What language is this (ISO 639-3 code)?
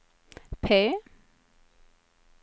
swe